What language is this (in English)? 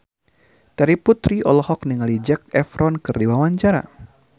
Sundanese